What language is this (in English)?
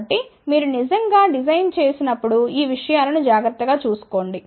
Telugu